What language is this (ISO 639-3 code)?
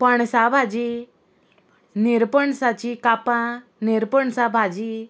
kok